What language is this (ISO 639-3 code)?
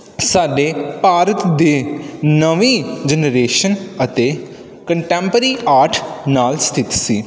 pan